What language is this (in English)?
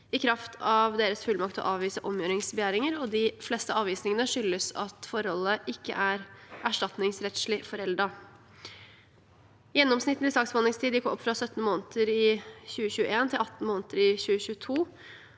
Norwegian